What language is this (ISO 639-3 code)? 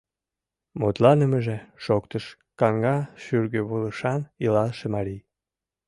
chm